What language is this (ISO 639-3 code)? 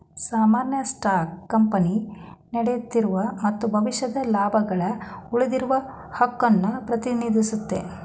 kan